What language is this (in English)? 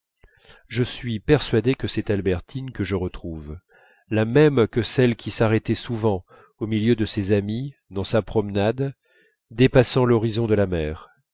French